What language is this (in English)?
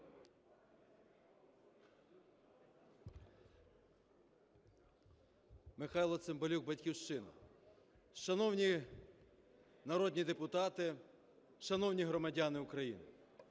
Ukrainian